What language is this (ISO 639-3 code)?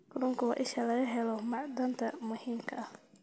som